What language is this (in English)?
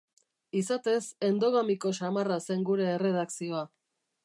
Basque